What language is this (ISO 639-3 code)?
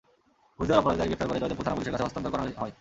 ben